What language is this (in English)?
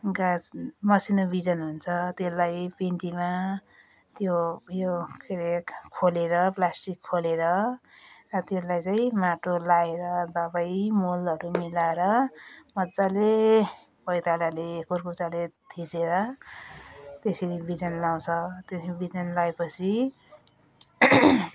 Nepali